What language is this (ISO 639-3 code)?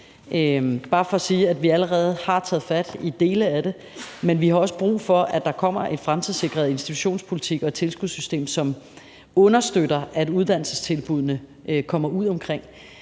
dan